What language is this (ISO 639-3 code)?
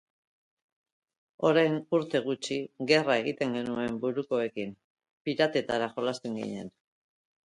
eus